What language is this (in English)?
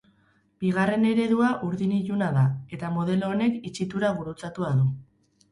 Basque